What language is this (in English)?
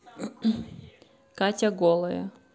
Russian